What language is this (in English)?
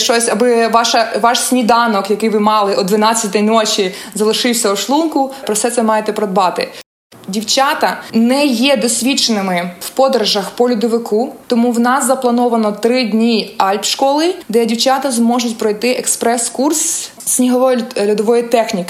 Ukrainian